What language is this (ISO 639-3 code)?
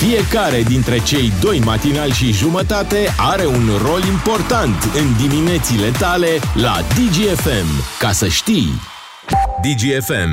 ron